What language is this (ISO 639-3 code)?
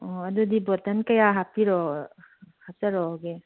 mni